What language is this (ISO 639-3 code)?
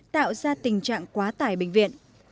vie